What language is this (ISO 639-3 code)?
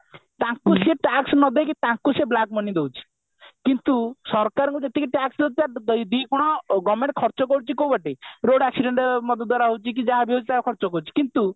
ori